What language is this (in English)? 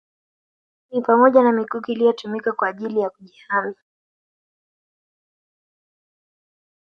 Swahili